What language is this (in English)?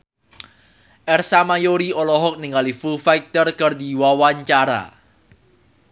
Sundanese